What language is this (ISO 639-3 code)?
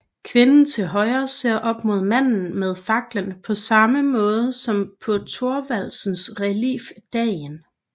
dan